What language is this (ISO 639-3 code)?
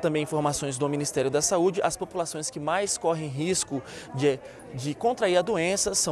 por